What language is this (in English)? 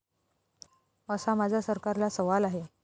Marathi